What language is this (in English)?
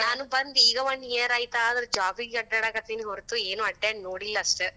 Kannada